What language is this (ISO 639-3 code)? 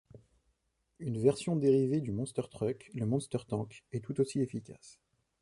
fra